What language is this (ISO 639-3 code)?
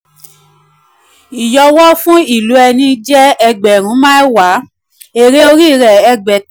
yor